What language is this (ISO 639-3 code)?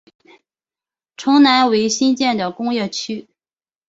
zho